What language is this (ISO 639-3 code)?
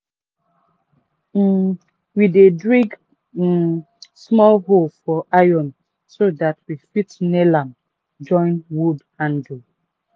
pcm